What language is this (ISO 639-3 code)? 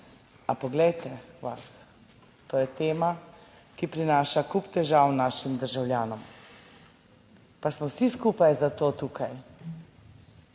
slv